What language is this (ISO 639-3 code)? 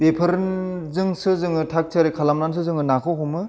brx